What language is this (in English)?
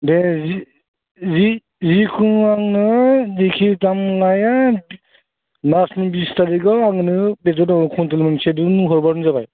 Bodo